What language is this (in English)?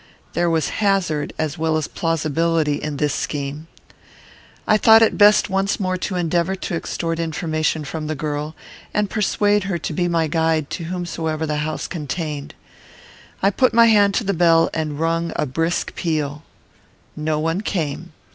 English